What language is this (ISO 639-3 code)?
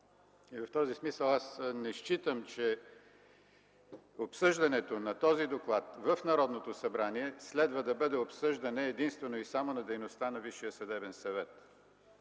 bul